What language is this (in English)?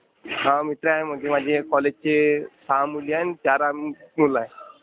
Marathi